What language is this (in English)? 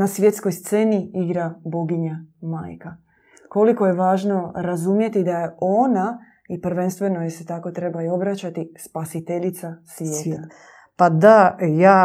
Croatian